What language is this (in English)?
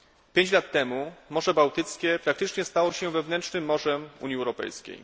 Polish